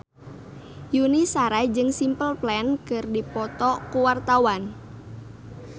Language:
Sundanese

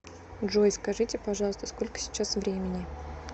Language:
Russian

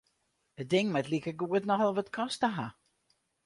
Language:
Western Frisian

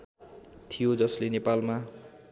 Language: Nepali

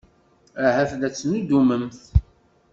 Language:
Kabyle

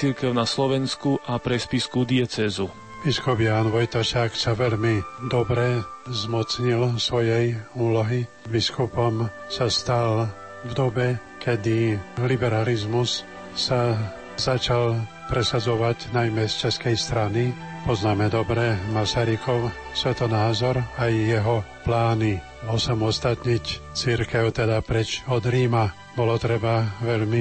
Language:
Slovak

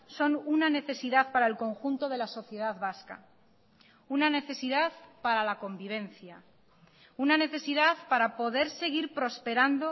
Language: Spanish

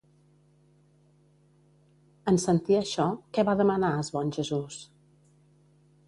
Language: Catalan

